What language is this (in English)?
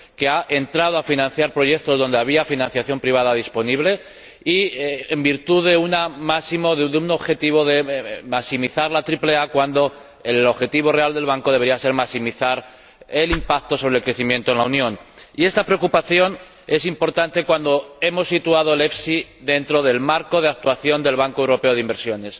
Spanish